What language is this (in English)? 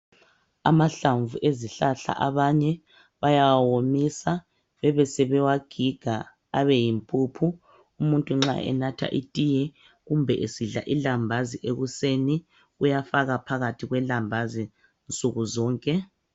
North Ndebele